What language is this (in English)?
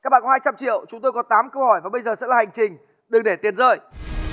Vietnamese